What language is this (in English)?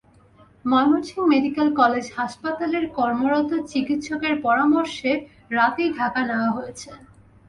Bangla